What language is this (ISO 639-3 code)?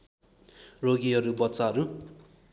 nep